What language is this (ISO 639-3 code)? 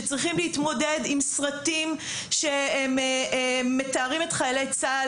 heb